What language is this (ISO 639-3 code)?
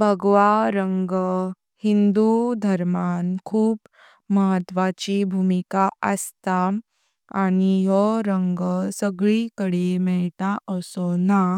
kok